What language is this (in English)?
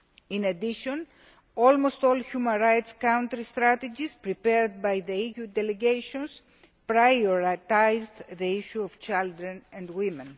English